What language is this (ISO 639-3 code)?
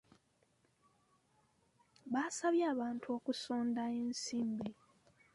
lug